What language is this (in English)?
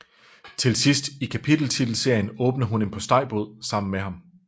Danish